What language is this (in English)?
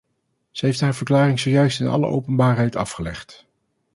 Dutch